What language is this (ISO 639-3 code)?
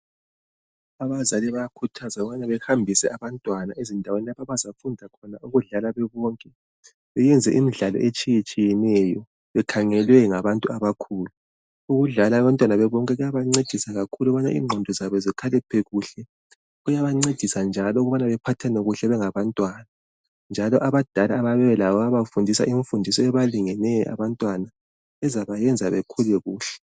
nde